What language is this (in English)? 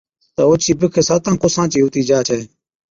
Od